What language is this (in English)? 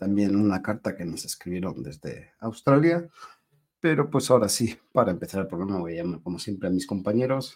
Spanish